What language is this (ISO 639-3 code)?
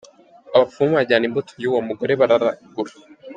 kin